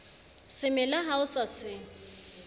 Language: Southern Sotho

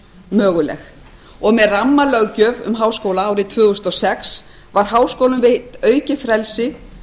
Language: Icelandic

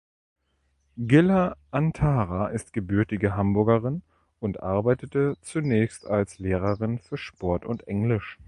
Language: German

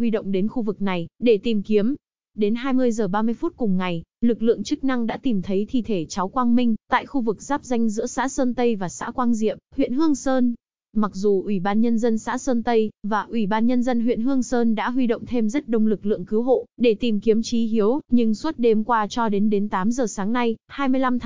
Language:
Vietnamese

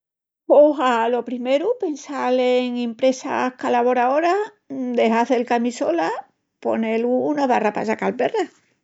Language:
Extremaduran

